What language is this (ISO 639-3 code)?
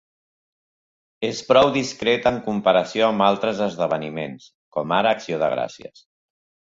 cat